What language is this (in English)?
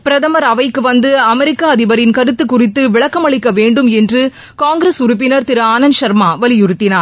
Tamil